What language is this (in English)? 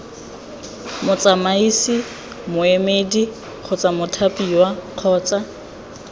Tswana